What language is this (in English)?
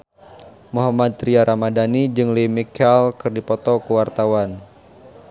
Sundanese